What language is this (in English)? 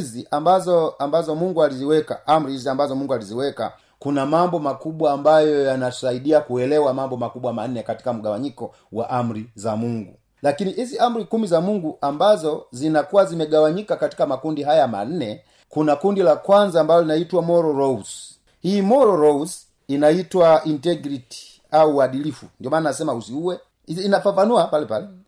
Swahili